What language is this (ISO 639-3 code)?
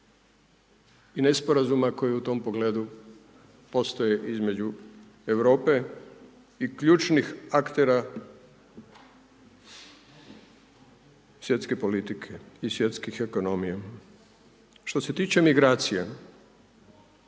hrv